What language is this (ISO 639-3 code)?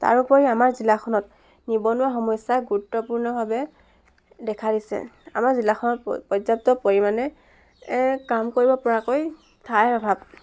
asm